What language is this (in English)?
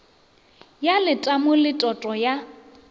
Northern Sotho